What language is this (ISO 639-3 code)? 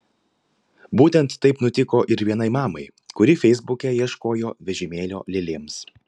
lit